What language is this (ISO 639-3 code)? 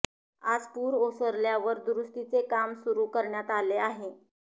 mar